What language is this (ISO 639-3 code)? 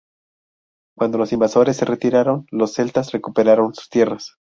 spa